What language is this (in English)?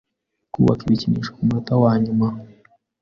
Kinyarwanda